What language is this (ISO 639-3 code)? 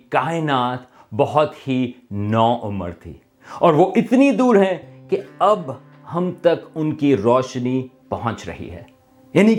urd